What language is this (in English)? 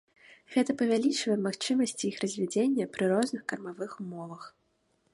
Belarusian